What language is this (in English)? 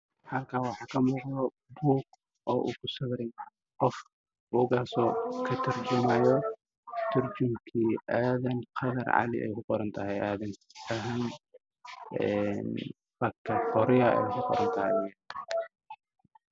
Somali